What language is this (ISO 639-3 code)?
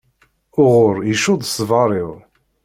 kab